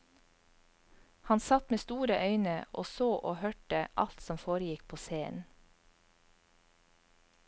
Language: Norwegian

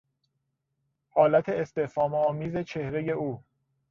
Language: Persian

